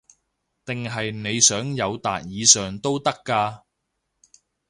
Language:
Cantonese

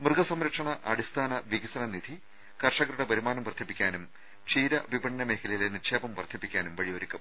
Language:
Malayalam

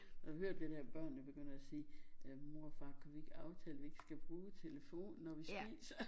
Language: Danish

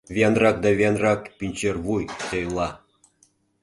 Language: Mari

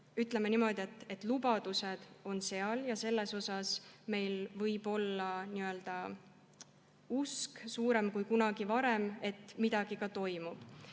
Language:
Estonian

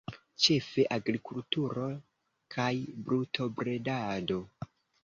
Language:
Esperanto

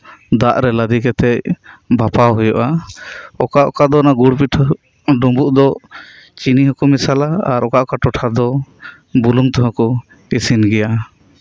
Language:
Santali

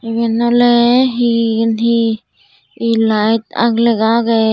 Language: Chakma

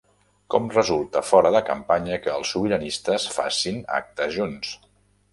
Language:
Catalan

